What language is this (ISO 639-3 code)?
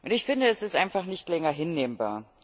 deu